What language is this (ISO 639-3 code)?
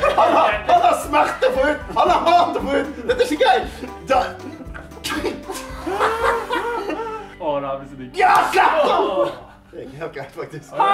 nor